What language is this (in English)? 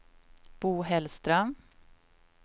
Swedish